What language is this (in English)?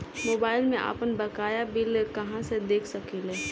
Bhojpuri